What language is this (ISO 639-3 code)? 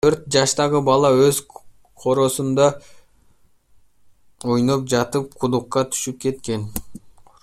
kir